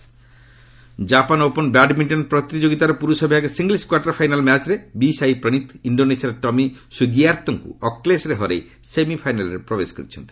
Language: Odia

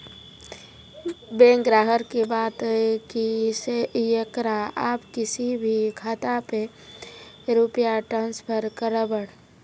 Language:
Maithili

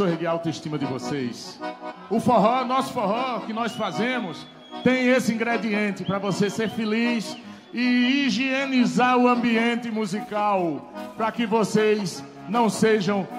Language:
Portuguese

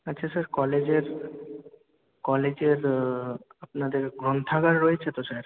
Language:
Bangla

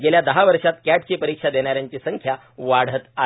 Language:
Marathi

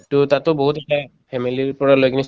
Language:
Assamese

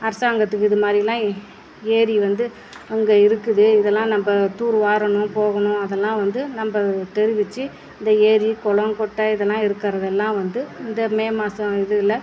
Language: Tamil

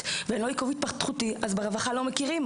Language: Hebrew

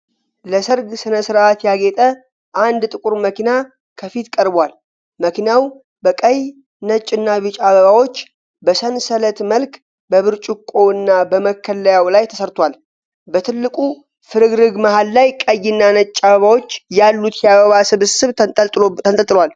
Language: Amharic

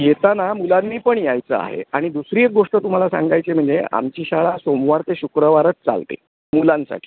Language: Marathi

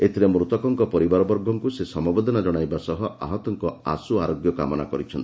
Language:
Odia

